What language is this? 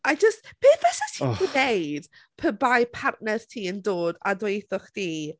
Welsh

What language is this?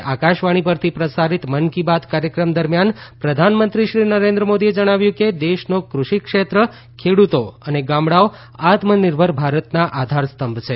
Gujarati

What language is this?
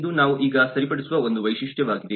Kannada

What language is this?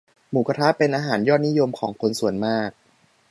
Thai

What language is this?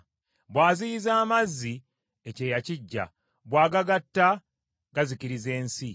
Ganda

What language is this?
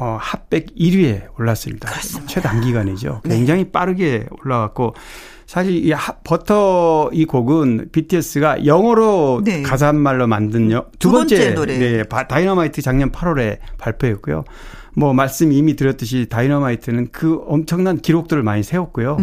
Korean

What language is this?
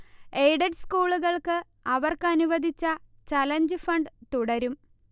Malayalam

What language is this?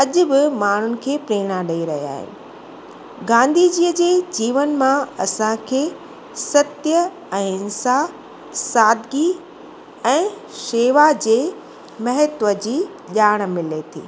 Sindhi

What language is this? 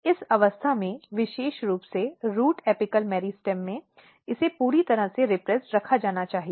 Hindi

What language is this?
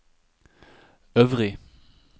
Norwegian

